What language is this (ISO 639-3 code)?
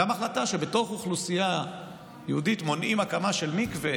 heb